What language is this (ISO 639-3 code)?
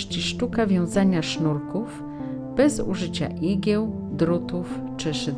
pol